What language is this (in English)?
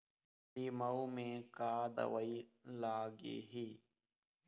Chhattisgarhi